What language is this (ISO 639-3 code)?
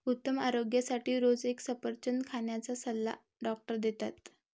mar